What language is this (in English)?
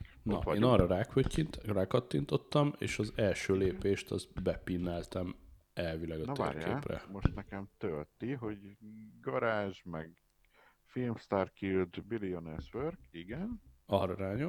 Hungarian